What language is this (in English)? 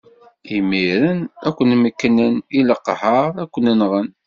Kabyle